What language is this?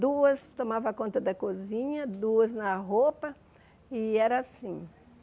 Portuguese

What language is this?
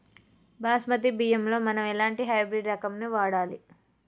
Telugu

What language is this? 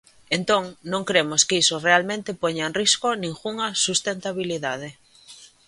Galician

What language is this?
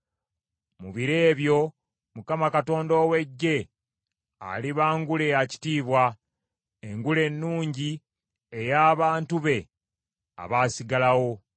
Ganda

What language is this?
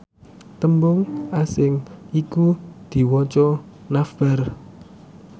Javanese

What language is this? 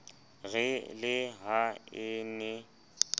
Southern Sotho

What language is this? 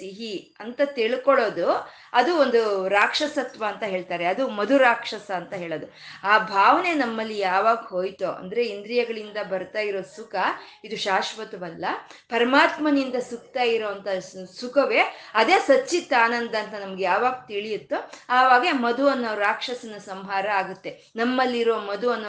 Kannada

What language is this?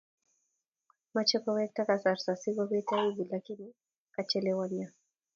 Kalenjin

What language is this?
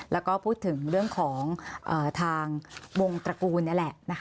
Thai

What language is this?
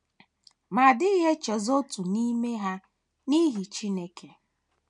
Igbo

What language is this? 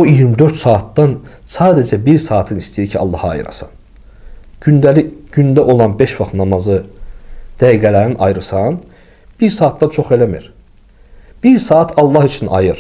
Turkish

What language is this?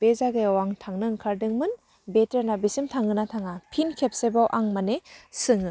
Bodo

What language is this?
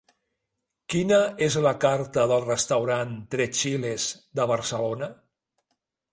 Catalan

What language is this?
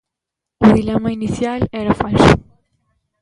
Galician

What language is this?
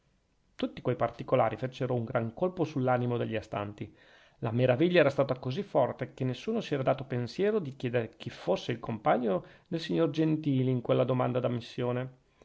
Italian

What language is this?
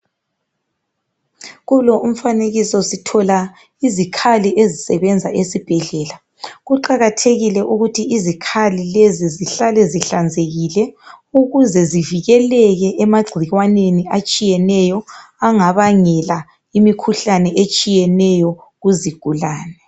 North Ndebele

